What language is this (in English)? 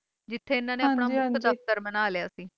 Punjabi